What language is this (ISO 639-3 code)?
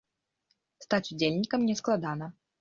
bel